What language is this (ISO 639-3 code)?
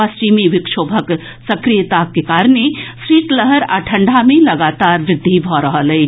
mai